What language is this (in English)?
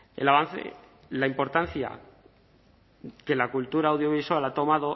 Spanish